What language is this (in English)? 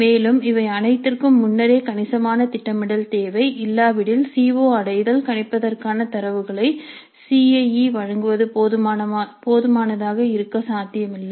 Tamil